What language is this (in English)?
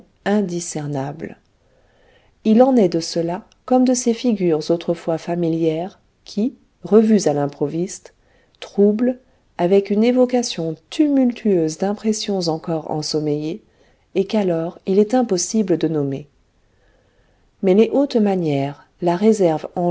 French